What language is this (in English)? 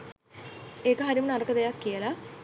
Sinhala